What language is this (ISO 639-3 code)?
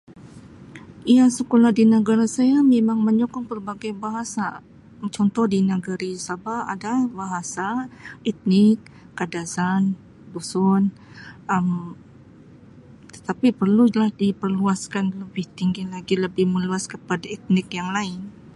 msi